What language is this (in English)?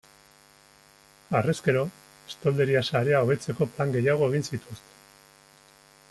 Basque